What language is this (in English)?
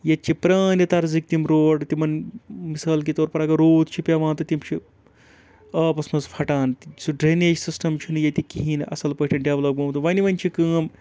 Kashmiri